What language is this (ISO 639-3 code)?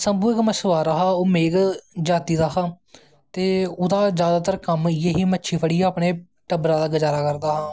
doi